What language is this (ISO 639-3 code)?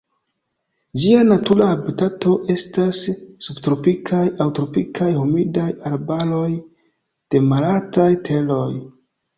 epo